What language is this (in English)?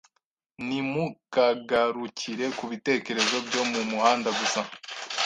Kinyarwanda